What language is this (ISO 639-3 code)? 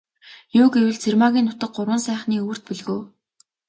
mon